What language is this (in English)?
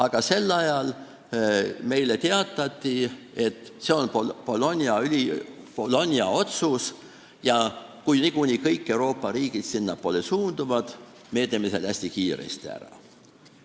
Estonian